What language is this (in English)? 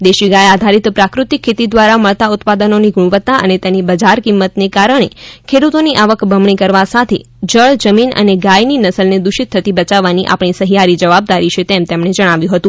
Gujarati